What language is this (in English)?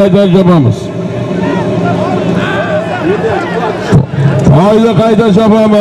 Turkish